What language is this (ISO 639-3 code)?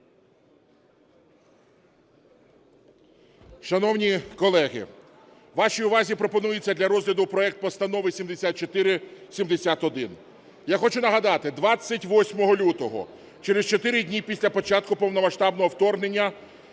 ukr